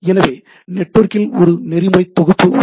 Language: Tamil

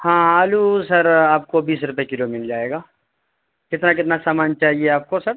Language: Urdu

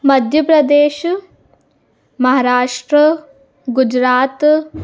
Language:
Sindhi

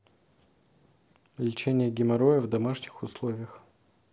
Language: Russian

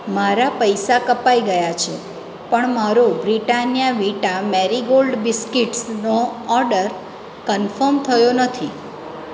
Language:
Gujarati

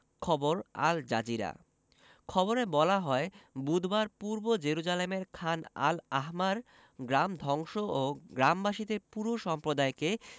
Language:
Bangla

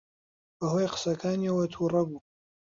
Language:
Central Kurdish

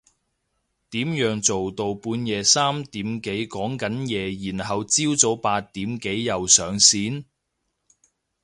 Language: Cantonese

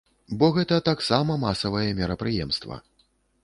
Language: Belarusian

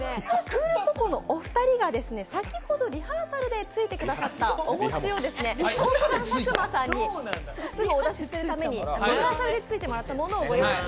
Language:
Japanese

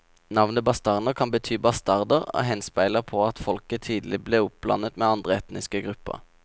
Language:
Norwegian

